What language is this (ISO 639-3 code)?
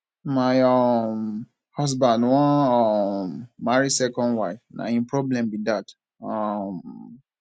pcm